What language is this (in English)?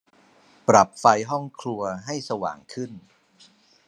Thai